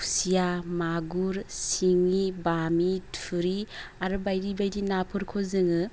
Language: Bodo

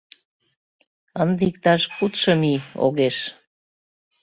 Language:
Mari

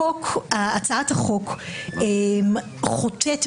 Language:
Hebrew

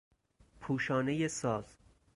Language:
Persian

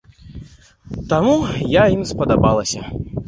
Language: Belarusian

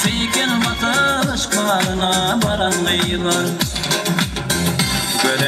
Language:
Arabic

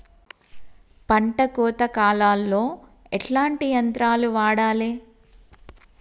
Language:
Telugu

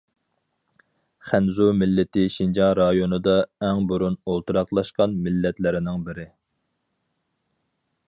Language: Uyghur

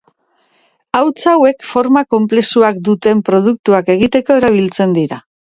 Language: Basque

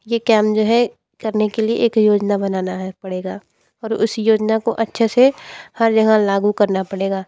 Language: Hindi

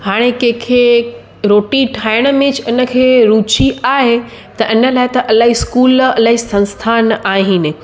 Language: Sindhi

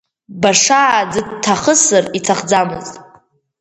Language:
Abkhazian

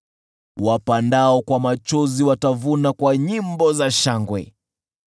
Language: Swahili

